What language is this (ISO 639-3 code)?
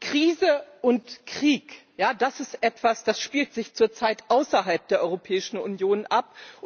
deu